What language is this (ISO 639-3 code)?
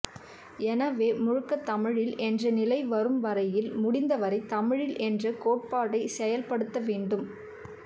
tam